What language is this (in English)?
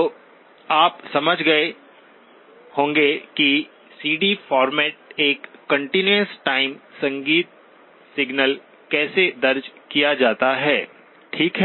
Hindi